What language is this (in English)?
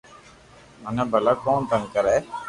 Loarki